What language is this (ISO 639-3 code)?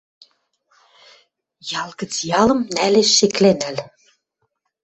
mrj